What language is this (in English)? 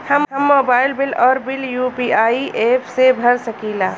Bhojpuri